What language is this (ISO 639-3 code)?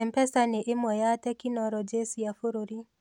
kik